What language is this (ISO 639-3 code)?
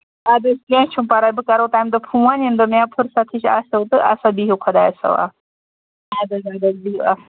kas